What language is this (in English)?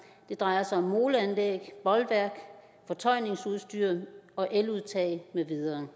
Danish